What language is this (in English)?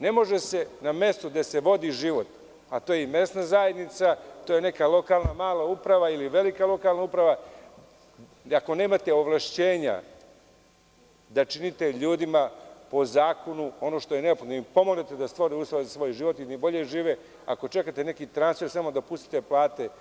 Serbian